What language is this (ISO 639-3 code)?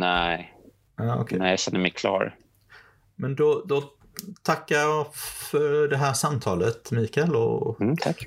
swe